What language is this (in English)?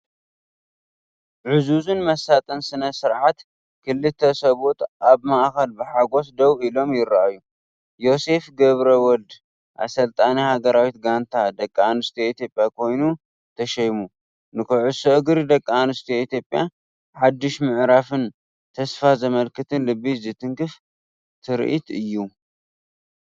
Tigrinya